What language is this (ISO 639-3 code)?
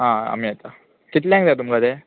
kok